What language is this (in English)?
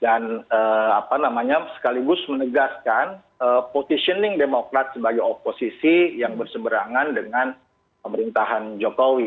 Indonesian